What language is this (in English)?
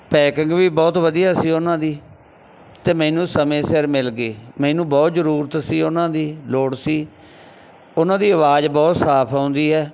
Punjabi